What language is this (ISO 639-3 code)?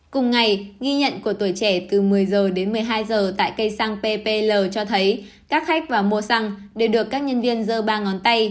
vie